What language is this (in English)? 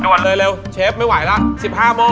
Thai